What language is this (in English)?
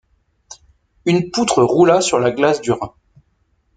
French